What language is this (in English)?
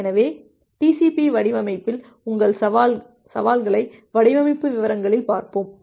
Tamil